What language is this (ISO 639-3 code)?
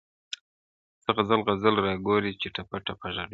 pus